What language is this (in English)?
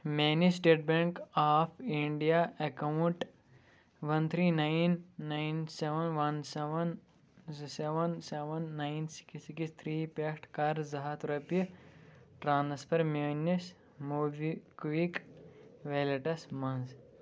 Kashmiri